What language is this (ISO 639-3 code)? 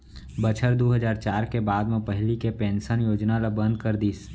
hne